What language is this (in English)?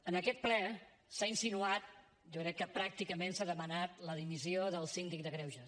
Catalan